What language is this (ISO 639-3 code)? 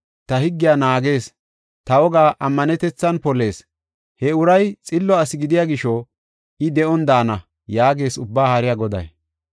gof